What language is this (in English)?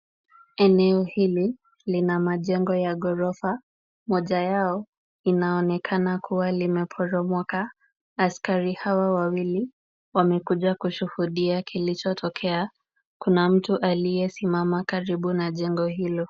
Swahili